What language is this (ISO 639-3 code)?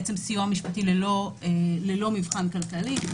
heb